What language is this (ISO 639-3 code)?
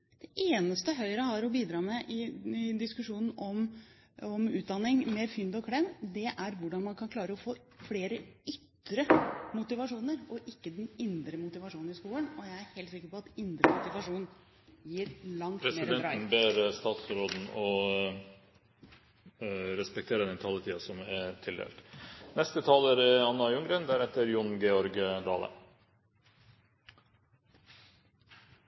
nor